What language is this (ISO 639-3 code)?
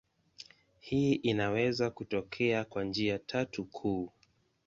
swa